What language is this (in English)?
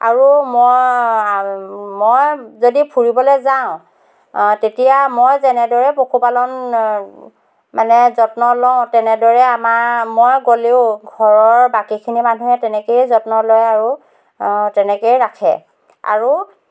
Assamese